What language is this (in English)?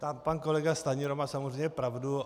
Czech